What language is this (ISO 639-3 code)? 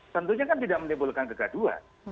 ind